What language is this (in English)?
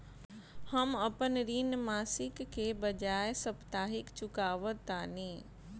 Bhojpuri